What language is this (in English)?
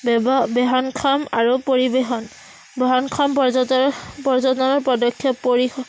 Assamese